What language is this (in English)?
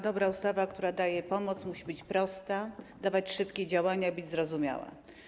Polish